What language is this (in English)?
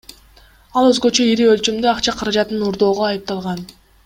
Kyrgyz